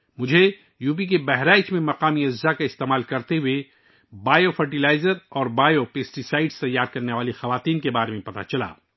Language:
Urdu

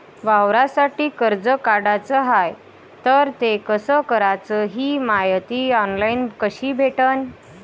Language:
Marathi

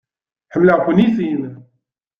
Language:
Kabyle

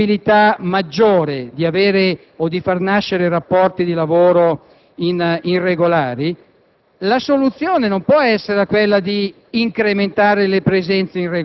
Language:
Italian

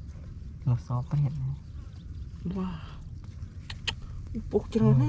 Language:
Thai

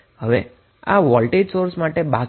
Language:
Gujarati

